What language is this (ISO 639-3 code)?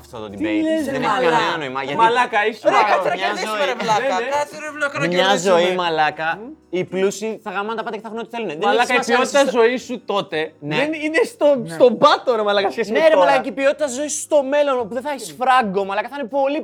ell